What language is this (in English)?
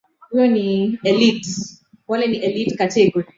Swahili